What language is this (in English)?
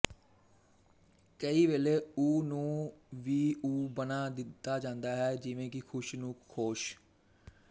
Punjabi